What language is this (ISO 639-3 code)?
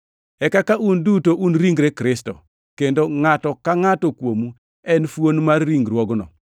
luo